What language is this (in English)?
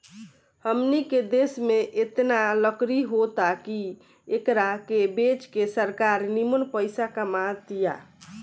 Bhojpuri